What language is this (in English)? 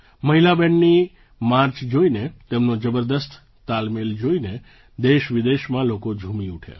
Gujarati